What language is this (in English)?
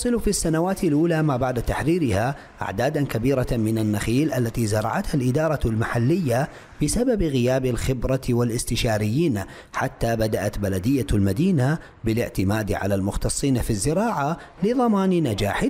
Arabic